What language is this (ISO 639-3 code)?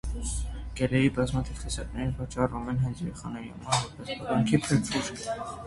hye